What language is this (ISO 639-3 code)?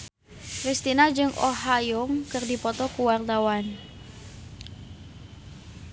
sun